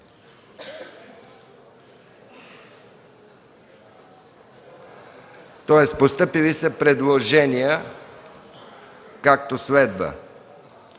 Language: Bulgarian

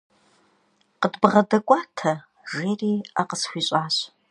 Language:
Kabardian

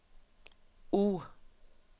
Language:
Norwegian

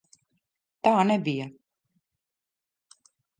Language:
Latvian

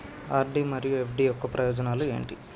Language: Telugu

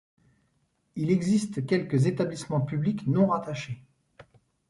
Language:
French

